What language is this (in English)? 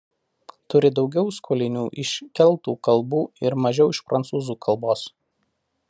Lithuanian